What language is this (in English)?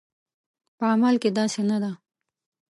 Pashto